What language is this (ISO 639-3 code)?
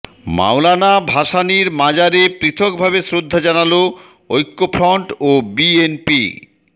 ben